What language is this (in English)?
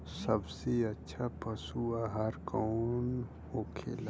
Bhojpuri